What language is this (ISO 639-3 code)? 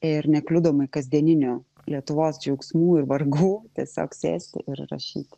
lit